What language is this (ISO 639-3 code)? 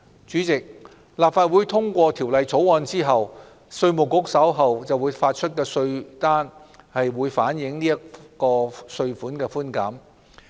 yue